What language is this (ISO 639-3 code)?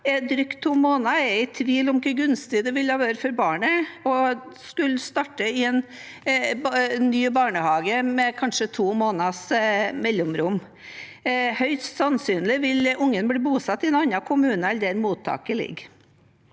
nor